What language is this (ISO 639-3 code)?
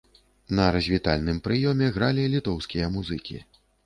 bel